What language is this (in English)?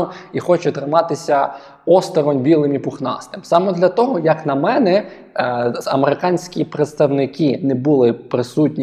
Ukrainian